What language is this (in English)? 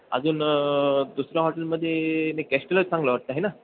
Marathi